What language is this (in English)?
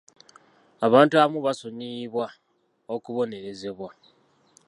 Ganda